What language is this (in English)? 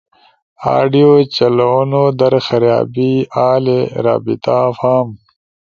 Ushojo